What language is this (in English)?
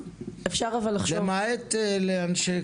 Hebrew